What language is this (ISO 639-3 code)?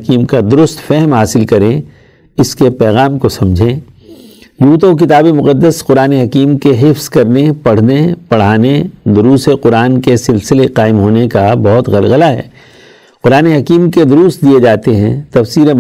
urd